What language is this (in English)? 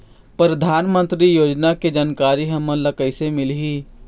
Chhattisgarhi